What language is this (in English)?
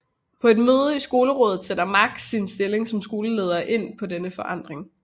Danish